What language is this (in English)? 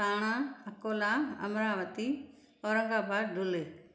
Sindhi